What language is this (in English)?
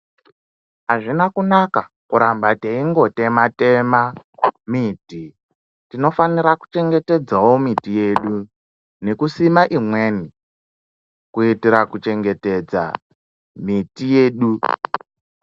Ndau